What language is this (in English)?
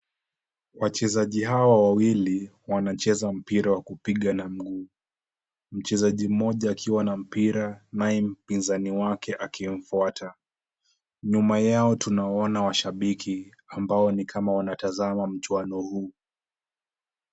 Swahili